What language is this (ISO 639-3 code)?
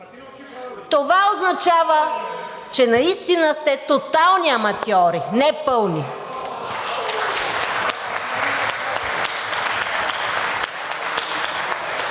bul